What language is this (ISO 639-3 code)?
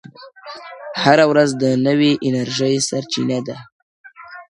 pus